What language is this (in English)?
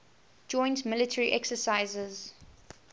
English